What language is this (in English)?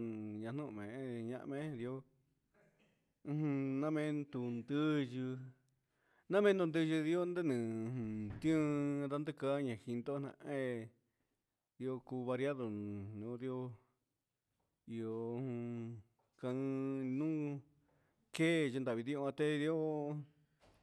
Huitepec Mixtec